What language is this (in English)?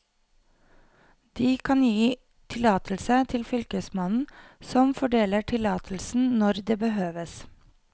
Norwegian